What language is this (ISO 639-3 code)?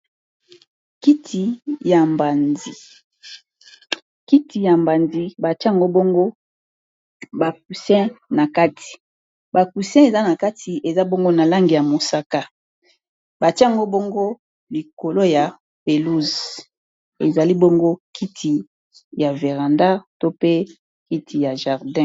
lin